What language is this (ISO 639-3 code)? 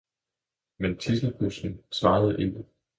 dan